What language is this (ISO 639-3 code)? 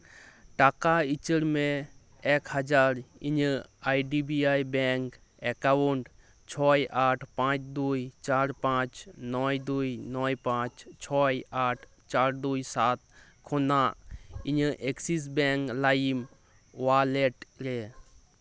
sat